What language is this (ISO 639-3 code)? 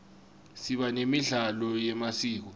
ssw